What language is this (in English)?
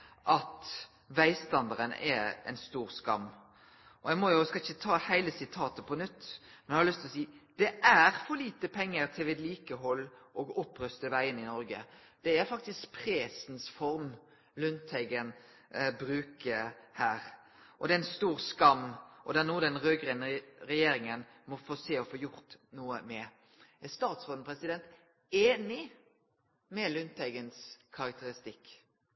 Norwegian Nynorsk